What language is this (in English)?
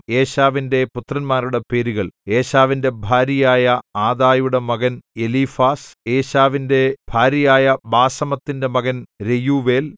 Malayalam